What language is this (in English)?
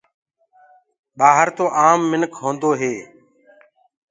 Gurgula